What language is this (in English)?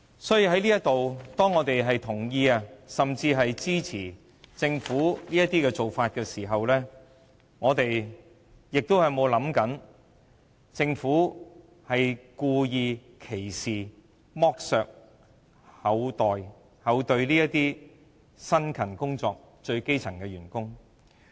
Cantonese